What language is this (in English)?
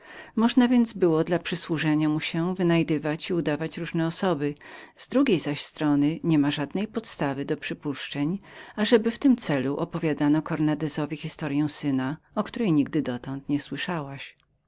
Polish